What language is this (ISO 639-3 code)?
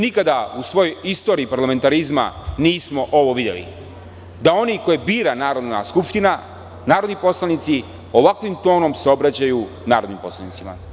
srp